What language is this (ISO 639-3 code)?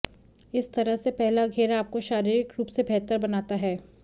hin